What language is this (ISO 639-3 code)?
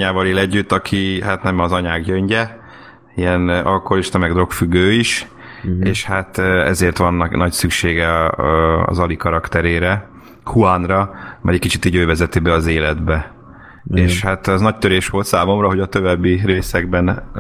hun